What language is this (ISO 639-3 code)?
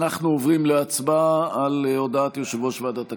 heb